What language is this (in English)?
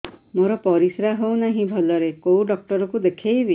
Odia